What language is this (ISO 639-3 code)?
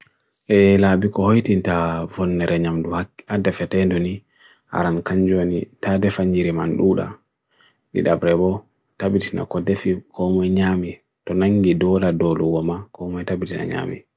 fui